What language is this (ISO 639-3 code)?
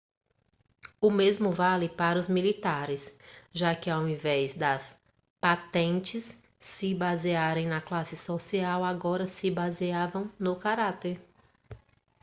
por